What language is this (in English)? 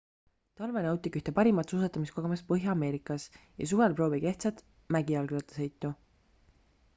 Estonian